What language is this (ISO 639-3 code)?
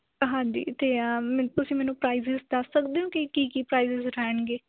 pan